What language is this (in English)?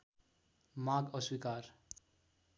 Nepali